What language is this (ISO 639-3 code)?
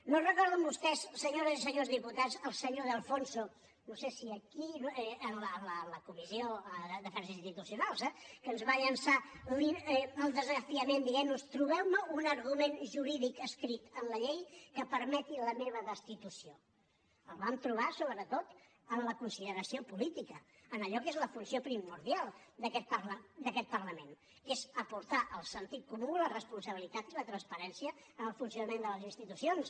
cat